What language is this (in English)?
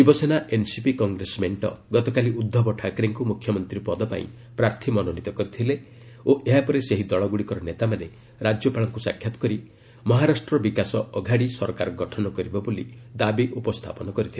Odia